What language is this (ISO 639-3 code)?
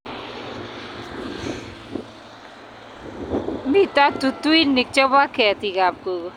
kln